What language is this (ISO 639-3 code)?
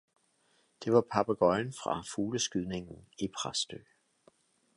dan